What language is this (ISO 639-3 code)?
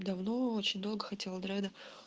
rus